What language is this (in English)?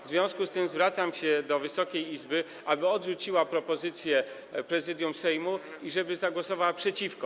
Polish